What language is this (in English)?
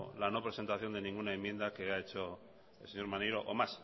Spanish